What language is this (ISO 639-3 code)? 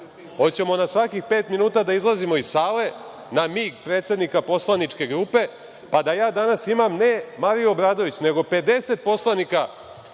srp